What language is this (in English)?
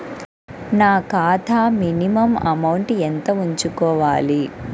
Telugu